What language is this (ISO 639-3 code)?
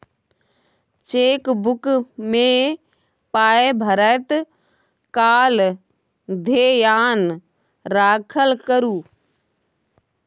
mai